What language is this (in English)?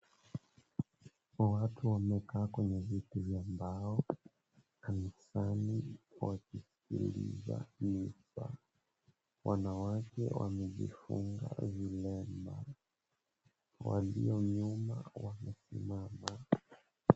Swahili